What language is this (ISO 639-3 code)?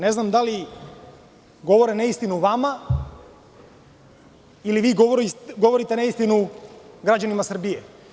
srp